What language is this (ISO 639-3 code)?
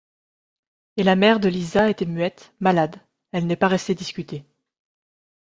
fra